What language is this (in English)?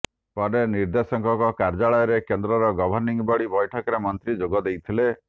Odia